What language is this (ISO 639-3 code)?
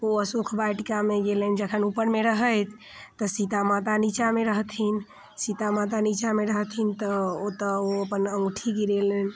mai